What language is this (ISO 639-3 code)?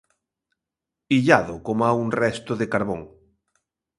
glg